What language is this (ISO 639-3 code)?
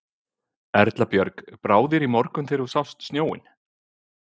isl